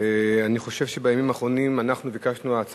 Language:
Hebrew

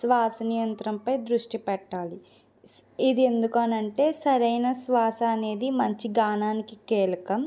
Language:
Telugu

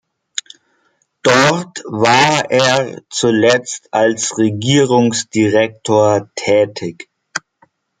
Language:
German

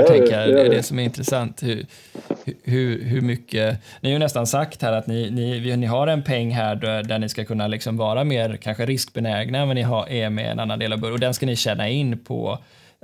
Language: Swedish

